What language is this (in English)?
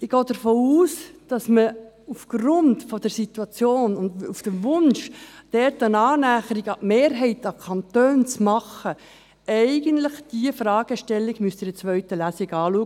Swiss German